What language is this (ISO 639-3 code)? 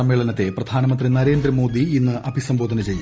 mal